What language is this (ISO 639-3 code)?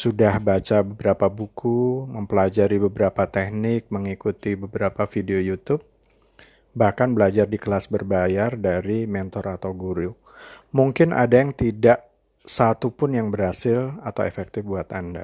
ind